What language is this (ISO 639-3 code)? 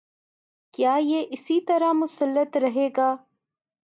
urd